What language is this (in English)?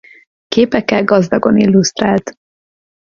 Hungarian